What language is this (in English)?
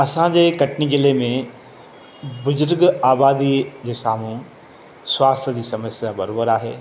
Sindhi